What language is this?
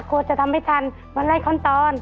Thai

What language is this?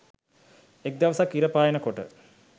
Sinhala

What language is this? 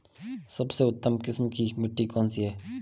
Hindi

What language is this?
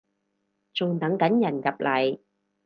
Cantonese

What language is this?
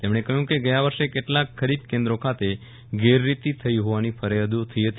Gujarati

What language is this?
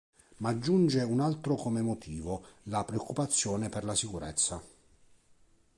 Italian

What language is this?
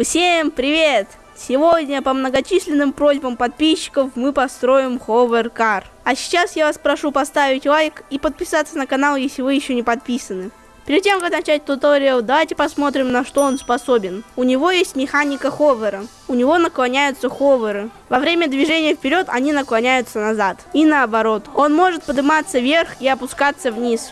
Russian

